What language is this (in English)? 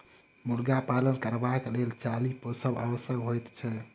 Maithili